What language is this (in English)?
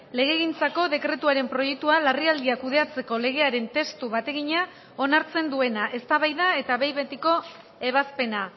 Basque